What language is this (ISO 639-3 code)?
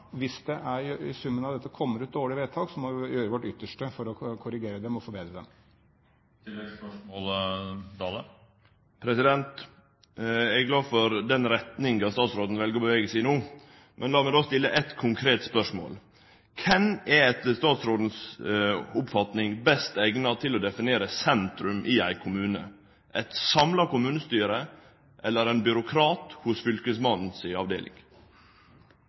nor